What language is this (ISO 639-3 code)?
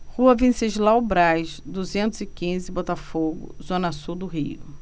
por